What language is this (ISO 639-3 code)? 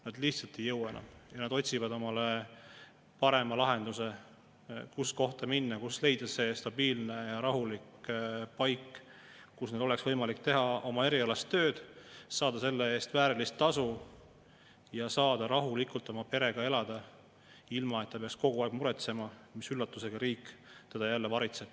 est